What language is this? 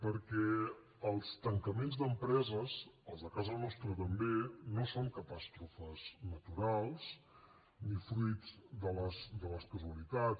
Catalan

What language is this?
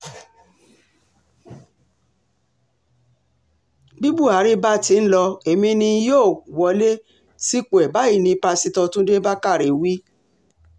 Yoruba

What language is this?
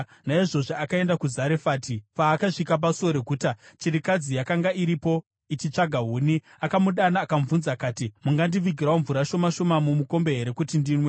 Shona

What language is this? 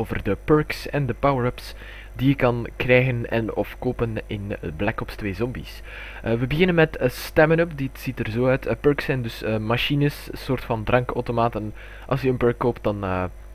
Dutch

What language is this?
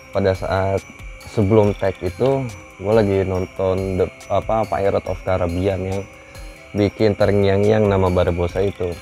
Indonesian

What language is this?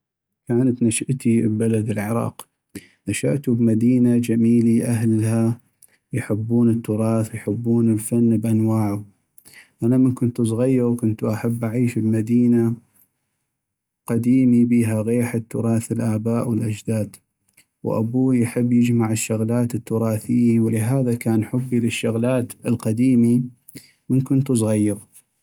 North Mesopotamian Arabic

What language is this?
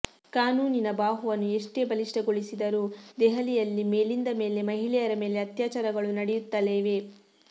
Kannada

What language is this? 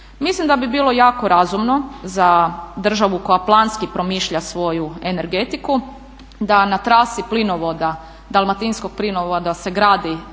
Croatian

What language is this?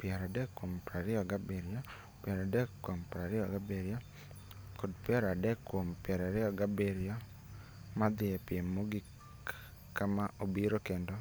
Luo (Kenya and Tanzania)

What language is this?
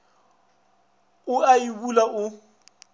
Northern Sotho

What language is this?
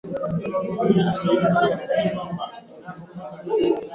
Swahili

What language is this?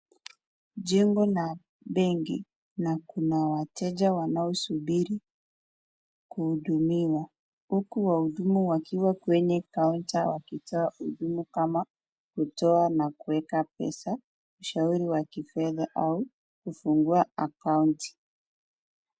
Swahili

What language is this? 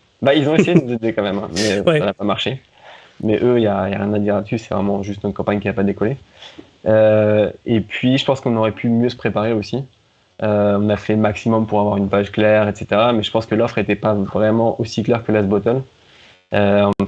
French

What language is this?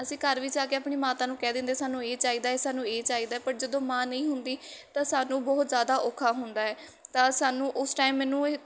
Punjabi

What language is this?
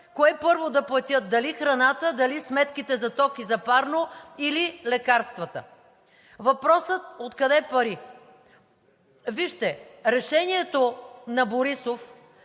Bulgarian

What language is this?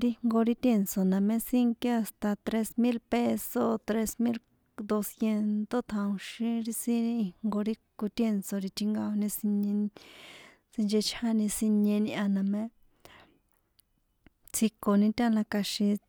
San Juan Atzingo Popoloca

